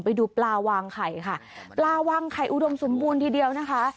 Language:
Thai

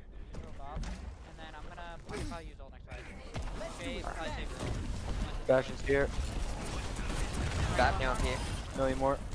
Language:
English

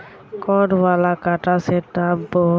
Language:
Magahi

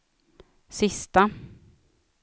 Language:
Swedish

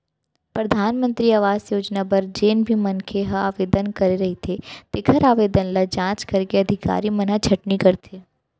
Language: Chhattisgarhi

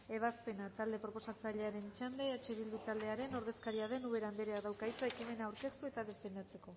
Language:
Basque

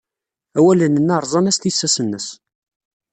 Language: Kabyle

